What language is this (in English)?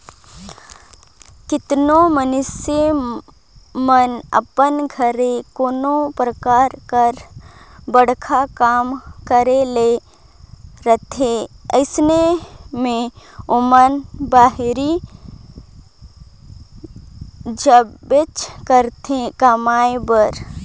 Chhattisgarhi